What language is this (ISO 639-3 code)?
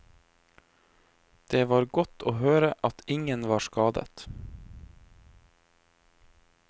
nor